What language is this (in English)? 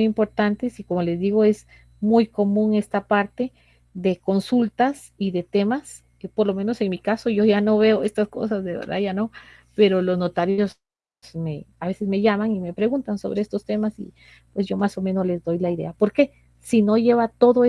Spanish